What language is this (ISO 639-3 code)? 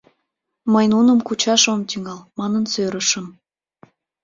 chm